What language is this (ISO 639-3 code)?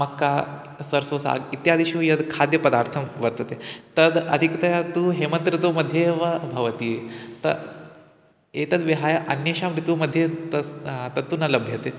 san